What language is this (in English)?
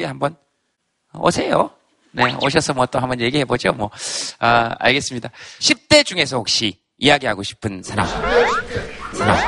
Korean